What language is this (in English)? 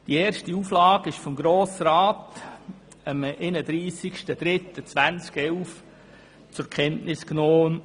Swiss German